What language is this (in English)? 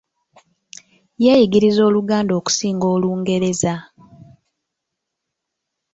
Ganda